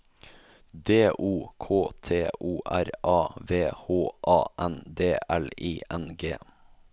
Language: Norwegian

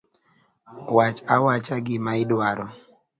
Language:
Luo (Kenya and Tanzania)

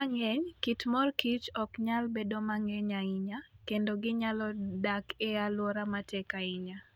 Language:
Luo (Kenya and Tanzania)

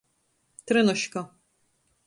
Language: Latgalian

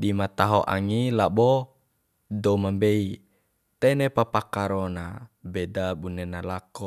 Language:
Bima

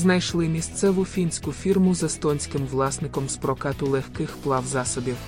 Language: Ukrainian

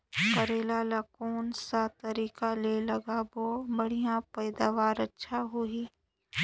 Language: Chhattisgarhi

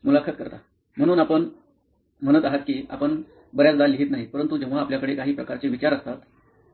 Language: Marathi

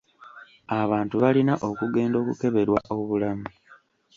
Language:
Ganda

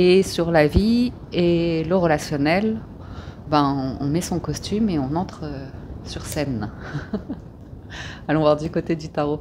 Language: French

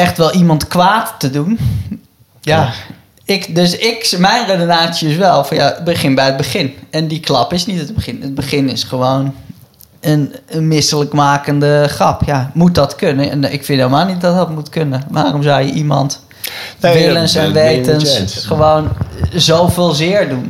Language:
Dutch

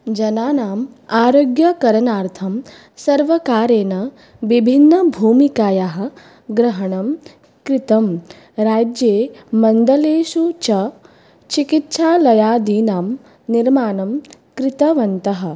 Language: Sanskrit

